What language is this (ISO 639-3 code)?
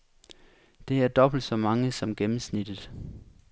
dan